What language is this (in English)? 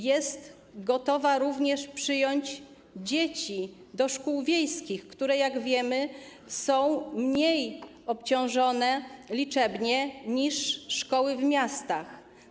Polish